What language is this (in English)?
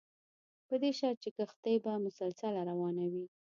Pashto